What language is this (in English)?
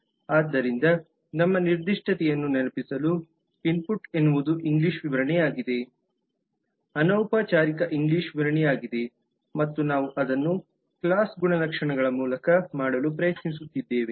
Kannada